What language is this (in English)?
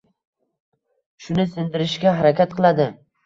Uzbek